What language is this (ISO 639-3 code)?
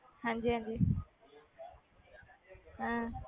pan